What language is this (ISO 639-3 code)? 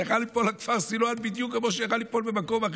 heb